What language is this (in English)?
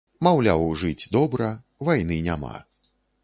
Belarusian